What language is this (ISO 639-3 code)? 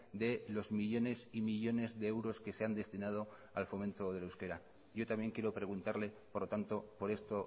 spa